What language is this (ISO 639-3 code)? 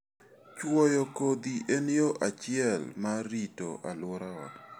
luo